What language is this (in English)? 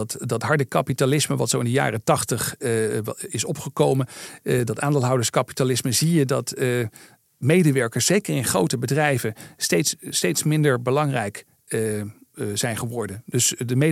Dutch